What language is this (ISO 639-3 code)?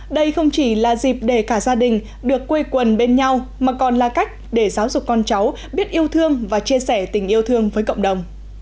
vie